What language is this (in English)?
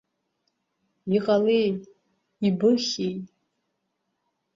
Abkhazian